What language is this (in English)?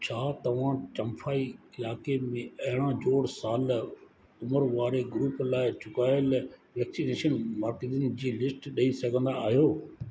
Sindhi